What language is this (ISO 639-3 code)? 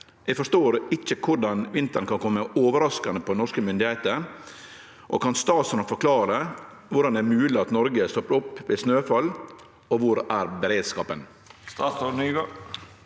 nor